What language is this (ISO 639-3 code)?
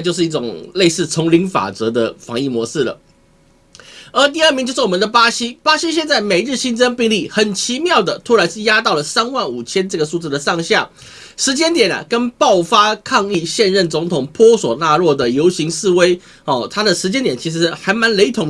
zho